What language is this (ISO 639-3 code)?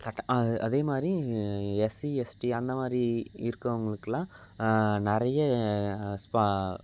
tam